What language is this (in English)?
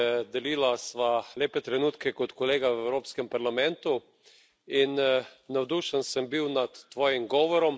Slovenian